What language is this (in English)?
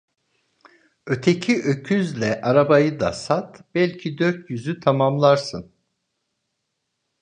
Turkish